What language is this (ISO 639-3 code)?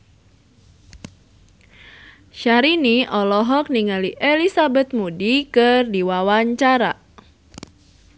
sun